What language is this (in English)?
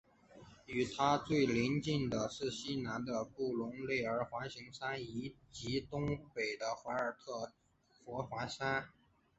Chinese